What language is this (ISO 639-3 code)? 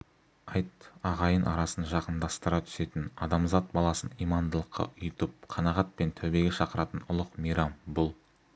kaz